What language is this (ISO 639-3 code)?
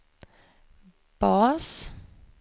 swe